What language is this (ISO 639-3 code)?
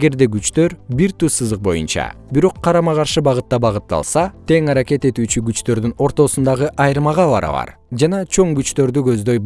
kir